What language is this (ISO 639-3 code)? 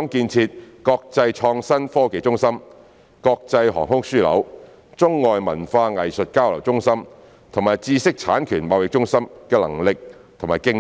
yue